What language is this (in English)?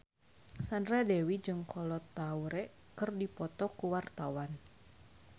Sundanese